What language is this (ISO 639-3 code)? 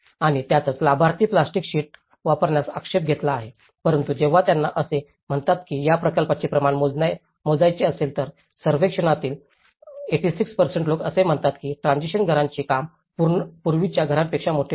mar